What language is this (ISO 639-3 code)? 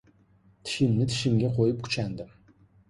uzb